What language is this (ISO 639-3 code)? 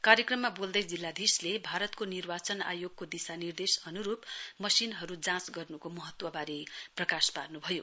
nep